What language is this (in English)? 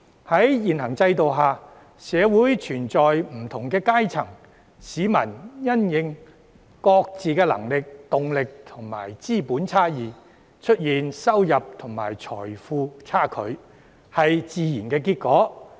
Cantonese